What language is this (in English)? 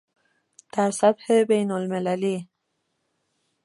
Persian